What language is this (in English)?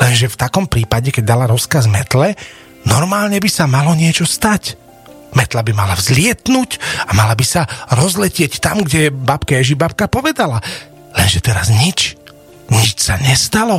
Slovak